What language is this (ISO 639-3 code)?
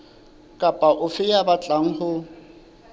sot